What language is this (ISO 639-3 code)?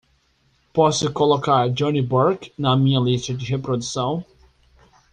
por